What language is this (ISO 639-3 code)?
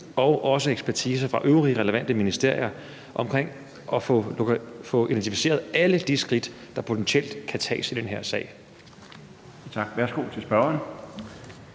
dan